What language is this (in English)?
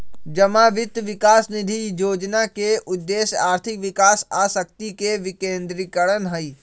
Magahi